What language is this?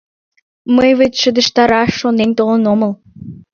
Mari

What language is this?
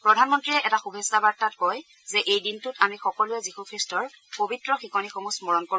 Assamese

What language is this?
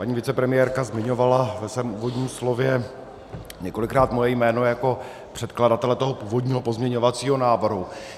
Czech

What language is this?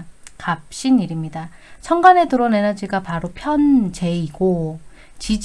Korean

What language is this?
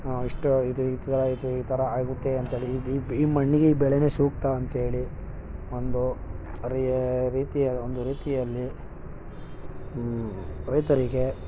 Kannada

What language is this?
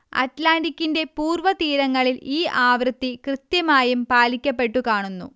Malayalam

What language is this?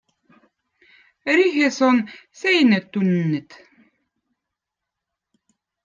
Votic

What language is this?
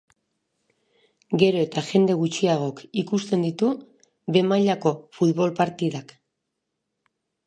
Basque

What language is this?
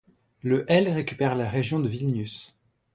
French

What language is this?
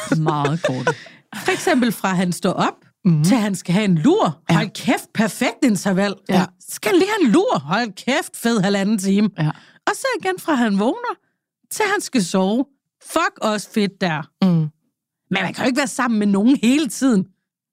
Danish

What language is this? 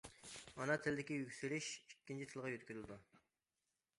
Uyghur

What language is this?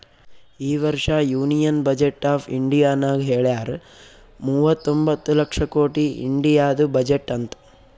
Kannada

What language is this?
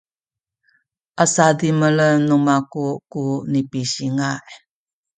Sakizaya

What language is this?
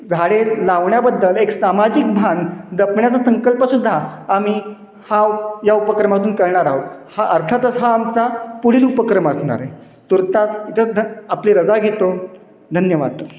Marathi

